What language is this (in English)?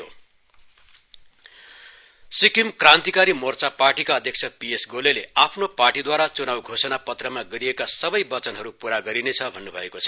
Nepali